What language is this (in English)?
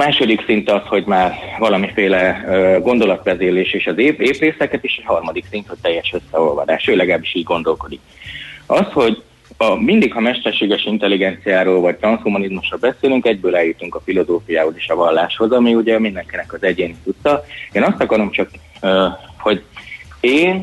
Hungarian